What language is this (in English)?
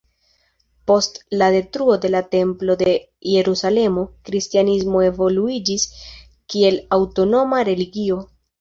Esperanto